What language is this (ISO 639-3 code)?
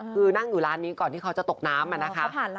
tha